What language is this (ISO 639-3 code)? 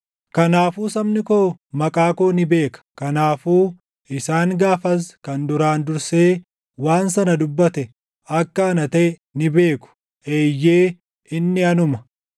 orm